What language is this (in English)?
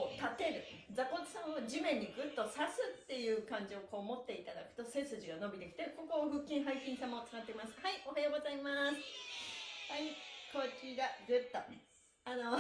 Japanese